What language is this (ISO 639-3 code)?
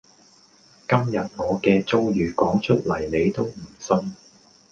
yue